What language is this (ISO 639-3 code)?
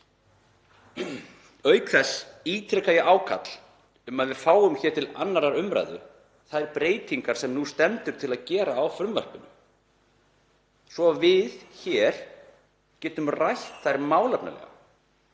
isl